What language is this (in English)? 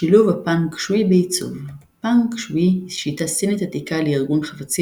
Hebrew